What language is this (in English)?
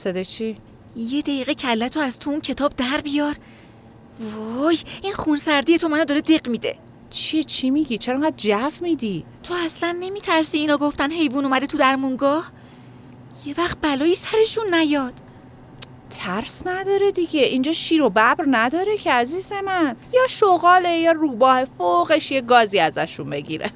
Persian